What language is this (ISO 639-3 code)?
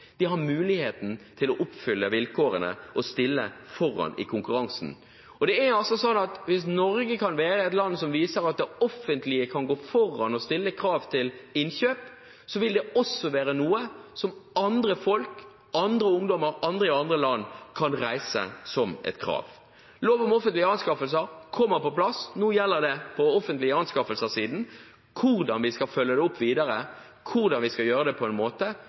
nob